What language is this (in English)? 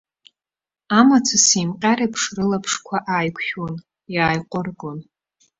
Abkhazian